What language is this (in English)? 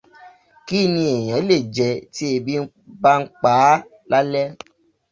Yoruba